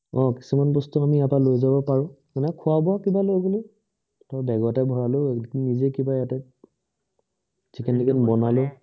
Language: Assamese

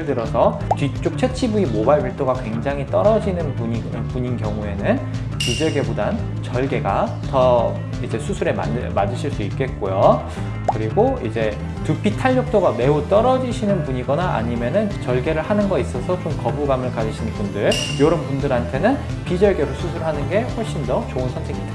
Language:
Korean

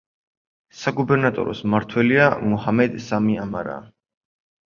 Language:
Georgian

